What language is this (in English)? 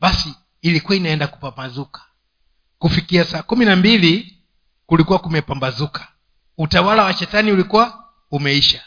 Swahili